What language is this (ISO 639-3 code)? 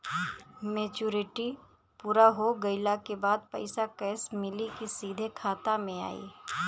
bho